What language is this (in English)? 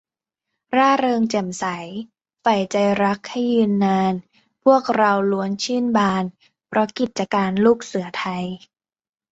Thai